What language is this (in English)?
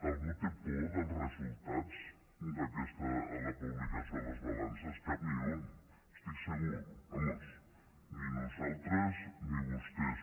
Catalan